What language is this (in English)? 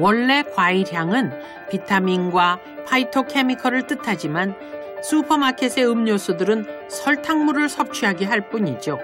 Korean